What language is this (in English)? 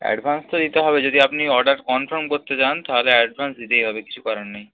Bangla